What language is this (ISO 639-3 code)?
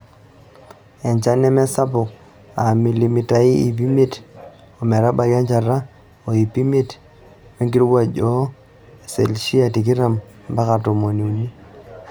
mas